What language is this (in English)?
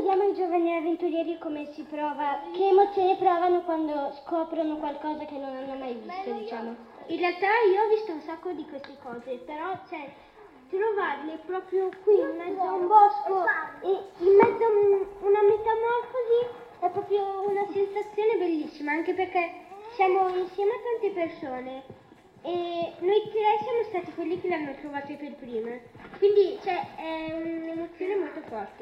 Italian